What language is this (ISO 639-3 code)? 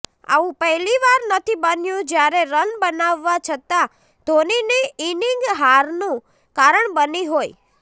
guj